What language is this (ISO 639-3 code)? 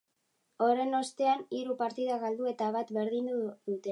eus